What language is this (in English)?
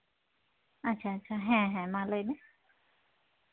Santali